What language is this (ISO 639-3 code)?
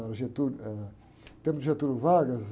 por